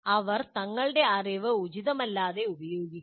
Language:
Malayalam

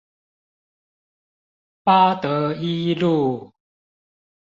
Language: Chinese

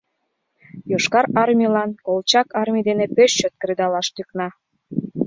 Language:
Mari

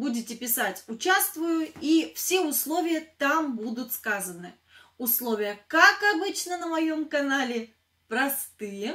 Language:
Russian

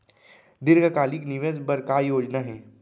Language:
Chhattisgarhi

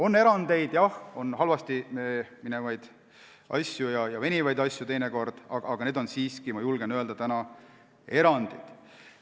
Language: Estonian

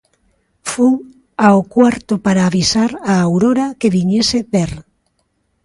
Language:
Galician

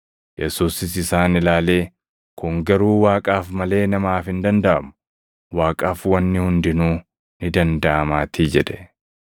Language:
Oromo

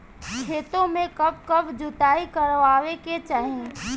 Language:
Bhojpuri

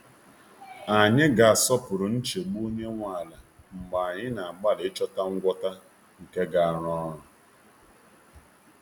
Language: Igbo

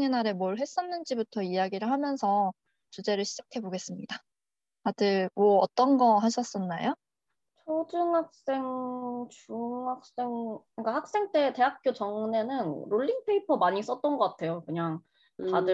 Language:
Korean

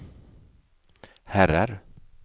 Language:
Swedish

